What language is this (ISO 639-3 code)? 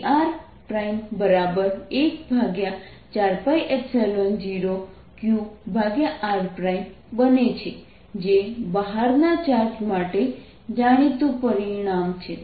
guj